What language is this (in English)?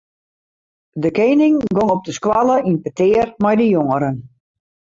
Western Frisian